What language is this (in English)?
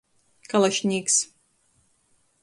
Latgalian